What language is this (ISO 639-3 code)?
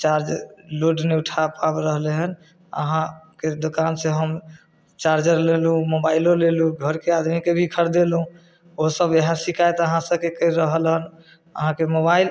mai